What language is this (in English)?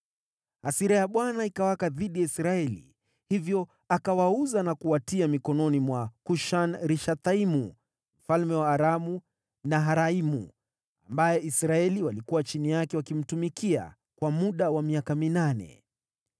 Swahili